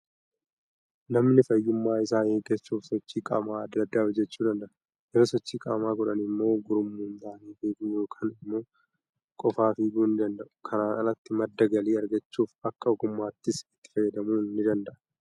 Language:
Oromo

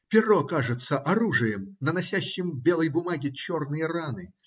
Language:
Russian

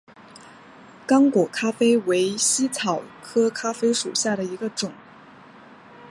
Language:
Chinese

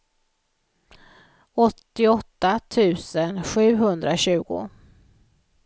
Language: Swedish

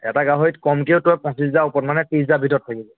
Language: Assamese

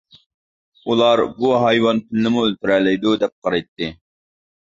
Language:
Uyghur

